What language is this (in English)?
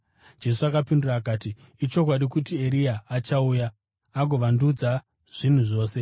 Shona